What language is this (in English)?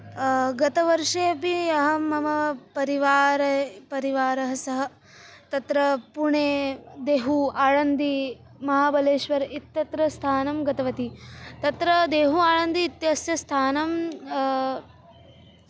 Sanskrit